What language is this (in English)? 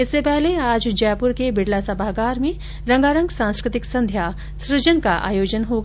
Hindi